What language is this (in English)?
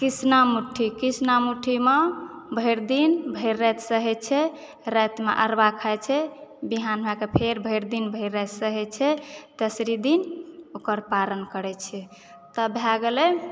Maithili